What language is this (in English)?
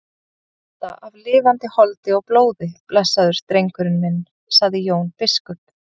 Icelandic